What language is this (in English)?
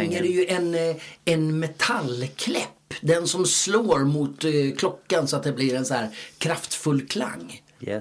Swedish